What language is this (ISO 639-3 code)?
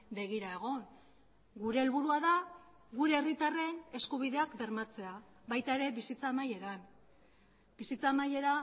eus